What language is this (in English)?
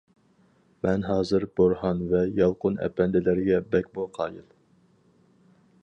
Uyghur